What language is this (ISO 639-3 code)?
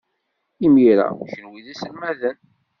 kab